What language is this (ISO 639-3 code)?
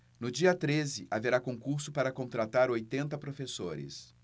por